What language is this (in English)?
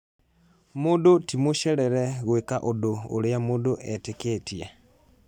Kikuyu